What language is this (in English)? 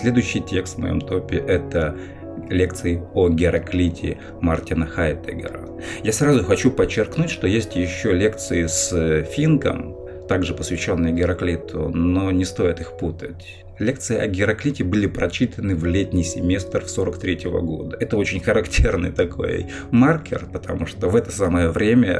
Russian